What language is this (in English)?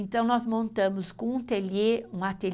Portuguese